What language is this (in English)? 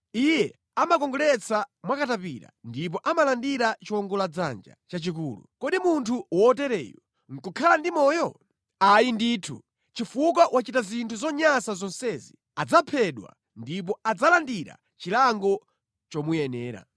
Nyanja